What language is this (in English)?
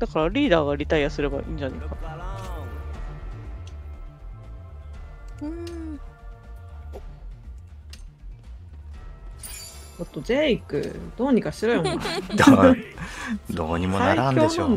Japanese